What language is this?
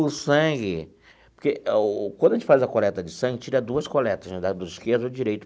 Portuguese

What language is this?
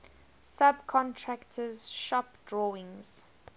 English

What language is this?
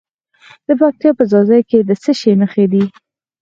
Pashto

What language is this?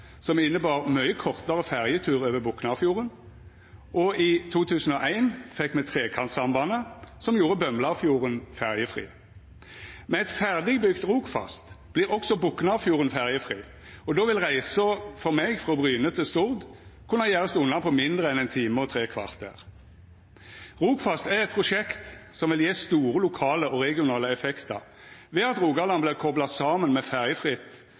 Norwegian Nynorsk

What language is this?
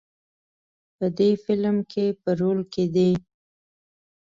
Pashto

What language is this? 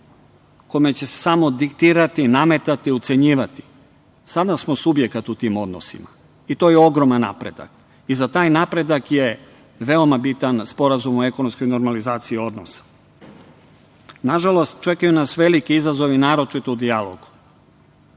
Serbian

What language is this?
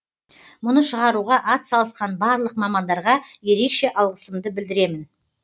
Kazakh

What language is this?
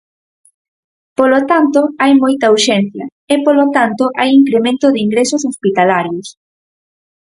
Galician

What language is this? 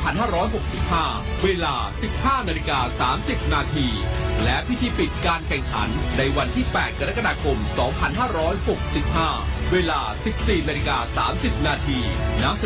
Thai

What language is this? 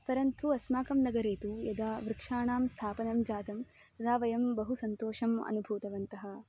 Sanskrit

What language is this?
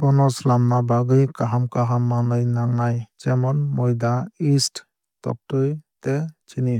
Kok Borok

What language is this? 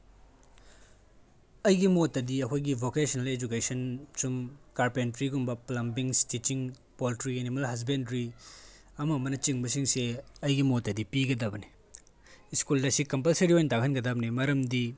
Manipuri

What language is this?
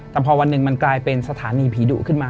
Thai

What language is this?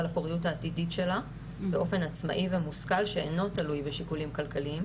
Hebrew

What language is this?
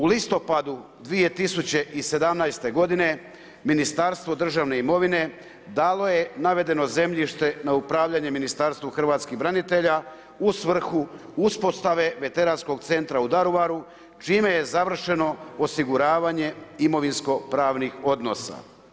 Croatian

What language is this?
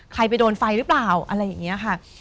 Thai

